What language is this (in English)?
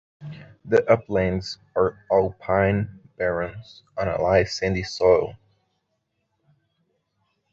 English